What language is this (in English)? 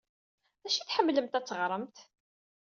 Kabyle